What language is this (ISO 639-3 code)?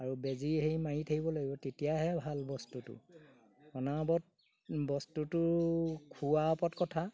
asm